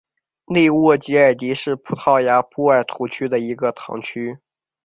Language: Chinese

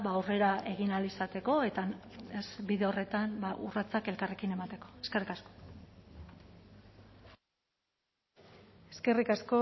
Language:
Basque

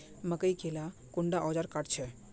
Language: Magahi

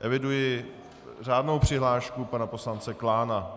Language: Czech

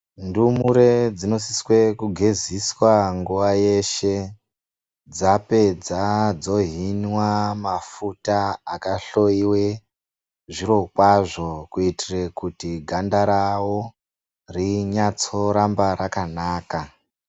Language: Ndau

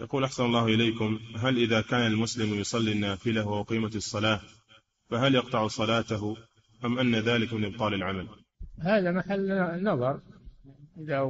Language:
Arabic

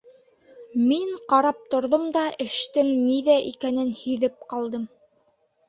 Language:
Bashkir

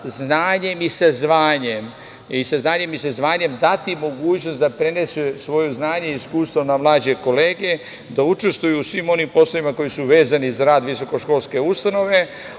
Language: Serbian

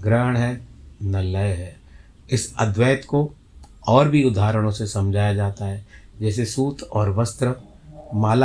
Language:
Hindi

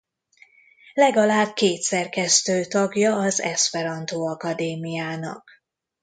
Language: Hungarian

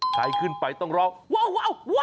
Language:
Thai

